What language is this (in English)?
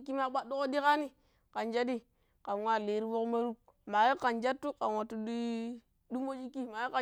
Pero